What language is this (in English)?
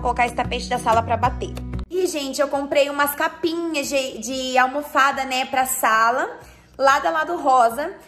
Portuguese